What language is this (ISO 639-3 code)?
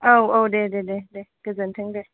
brx